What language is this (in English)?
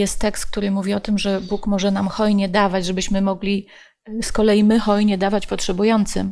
Polish